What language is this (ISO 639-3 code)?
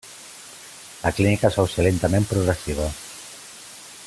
cat